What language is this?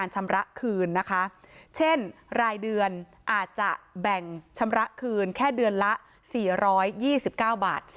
Thai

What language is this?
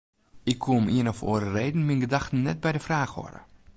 Western Frisian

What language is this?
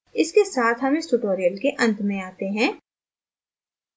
Hindi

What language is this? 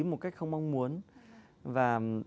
Vietnamese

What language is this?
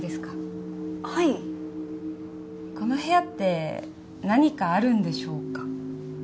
Japanese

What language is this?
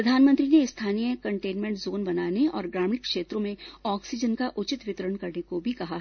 Hindi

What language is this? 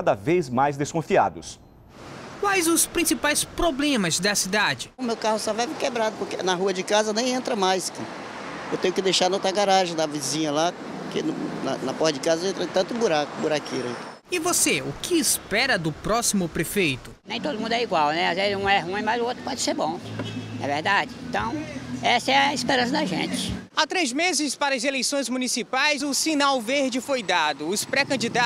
Portuguese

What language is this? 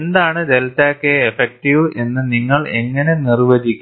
Malayalam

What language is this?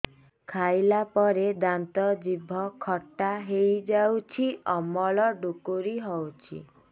Odia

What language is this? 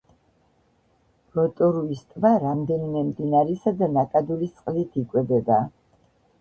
Georgian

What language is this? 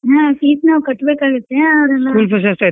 Kannada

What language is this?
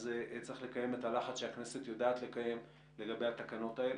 Hebrew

